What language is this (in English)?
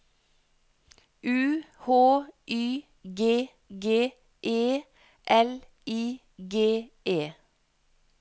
Norwegian